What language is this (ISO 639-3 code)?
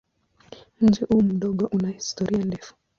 swa